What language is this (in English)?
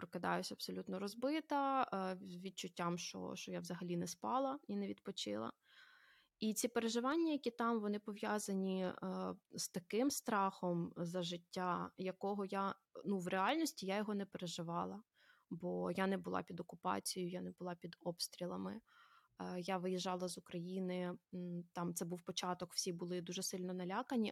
Ukrainian